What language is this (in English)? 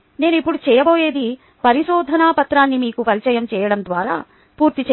Telugu